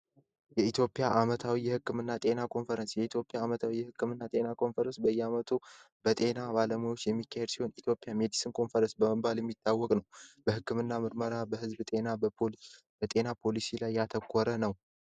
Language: Amharic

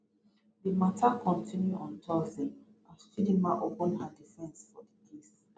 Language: Nigerian Pidgin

